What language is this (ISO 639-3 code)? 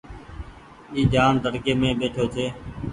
gig